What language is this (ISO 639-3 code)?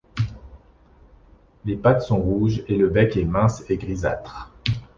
fra